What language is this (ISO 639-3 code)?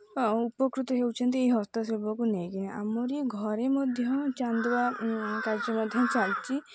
ori